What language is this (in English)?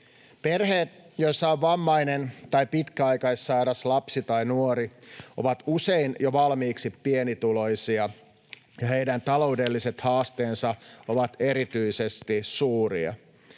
Finnish